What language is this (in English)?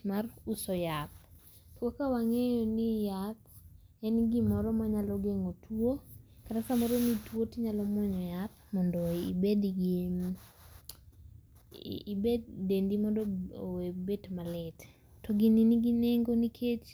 Luo (Kenya and Tanzania)